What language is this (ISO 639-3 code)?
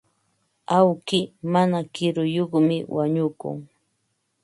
qva